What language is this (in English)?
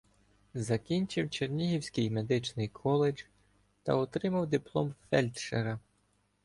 Ukrainian